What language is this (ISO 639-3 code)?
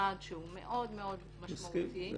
heb